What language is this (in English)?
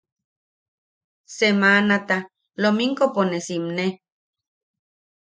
Yaqui